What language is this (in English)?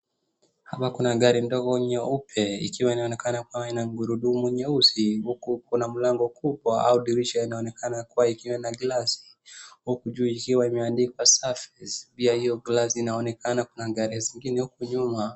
Swahili